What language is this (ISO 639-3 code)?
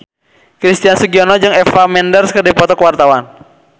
sun